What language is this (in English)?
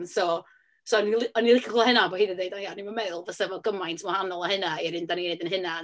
Welsh